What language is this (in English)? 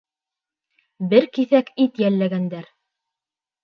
Bashkir